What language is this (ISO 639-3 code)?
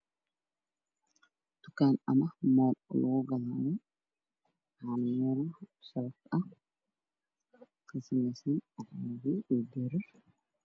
som